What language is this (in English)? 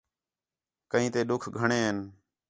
Khetrani